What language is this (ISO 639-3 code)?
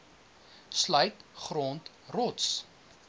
afr